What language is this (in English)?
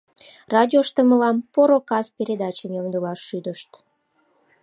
Mari